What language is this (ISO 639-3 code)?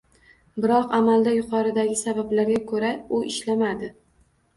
uzb